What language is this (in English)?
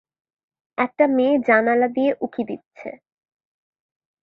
Bangla